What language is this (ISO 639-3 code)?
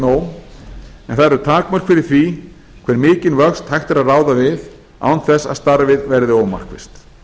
isl